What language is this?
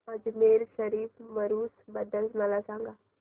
Marathi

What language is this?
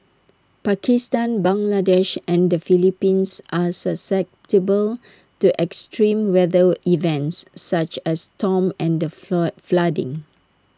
English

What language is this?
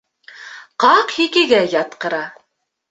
Bashkir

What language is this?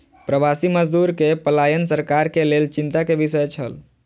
Maithili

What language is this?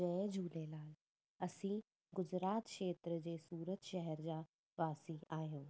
Sindhi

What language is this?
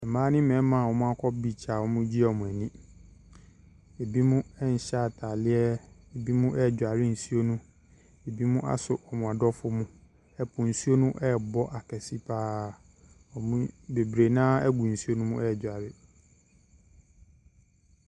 Akan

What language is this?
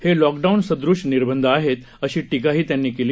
Marathi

